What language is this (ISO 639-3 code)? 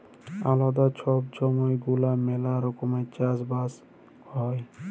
ben